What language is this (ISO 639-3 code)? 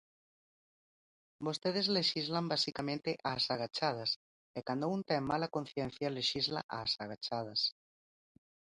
glg